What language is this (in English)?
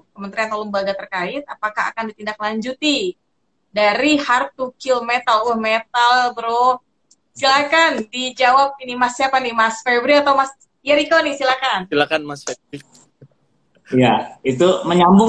Indonesian